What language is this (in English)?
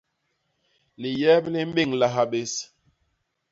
Basaa